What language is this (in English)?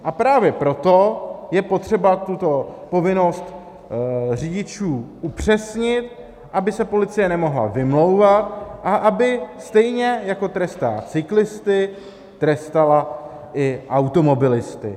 Czech